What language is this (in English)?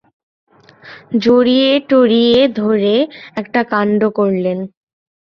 Bangla